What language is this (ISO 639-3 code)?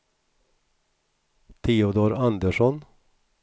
swe